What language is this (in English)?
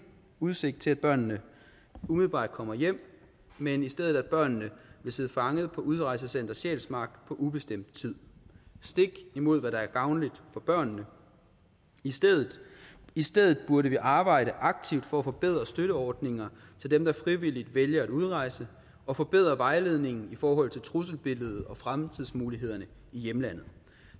Danish